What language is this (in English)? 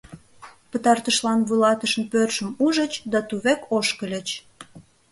Mari